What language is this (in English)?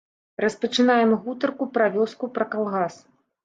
Belarusian